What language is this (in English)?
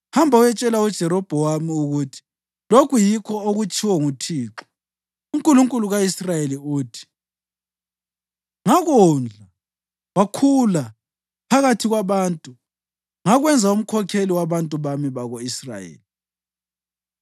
North Ndebele